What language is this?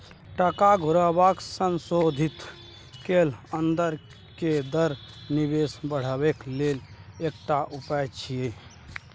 Maithili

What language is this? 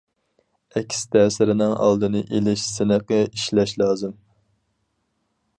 Uyghur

